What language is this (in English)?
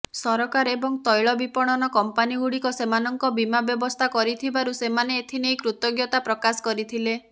Odia